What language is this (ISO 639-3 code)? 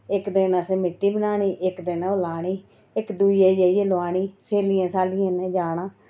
doi